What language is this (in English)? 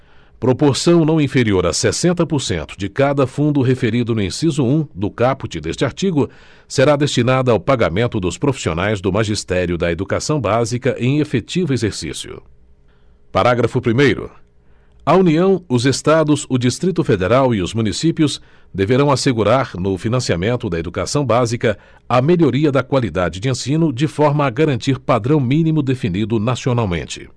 Portuguese